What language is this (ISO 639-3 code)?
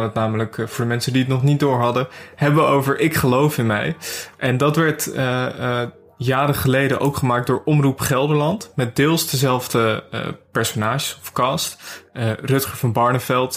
nld